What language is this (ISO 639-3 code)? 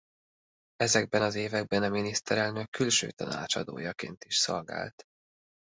hun